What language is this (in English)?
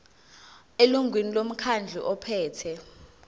Zulu